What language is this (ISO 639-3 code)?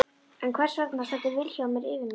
isl